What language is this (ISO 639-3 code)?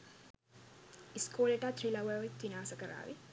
sin